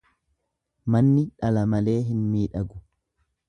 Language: Oromo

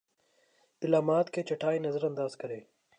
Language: Urdu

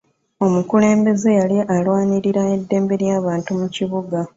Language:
Ganda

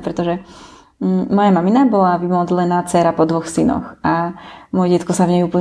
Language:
Slovak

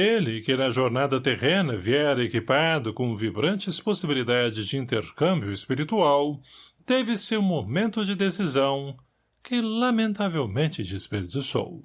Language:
Portuguese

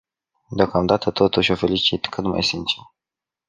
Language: Romanian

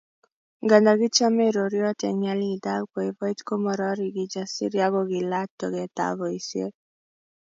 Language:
Kalenjin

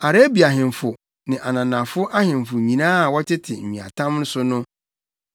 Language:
Akan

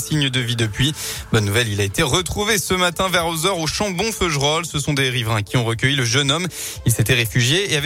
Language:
French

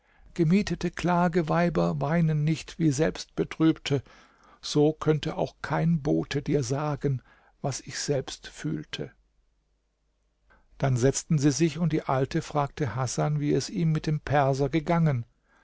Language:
German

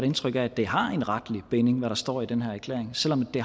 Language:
Danish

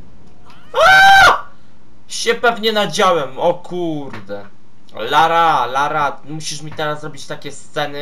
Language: Polish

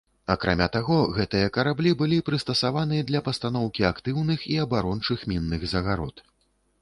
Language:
Belarusian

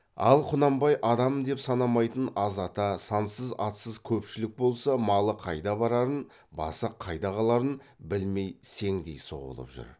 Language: Kazakh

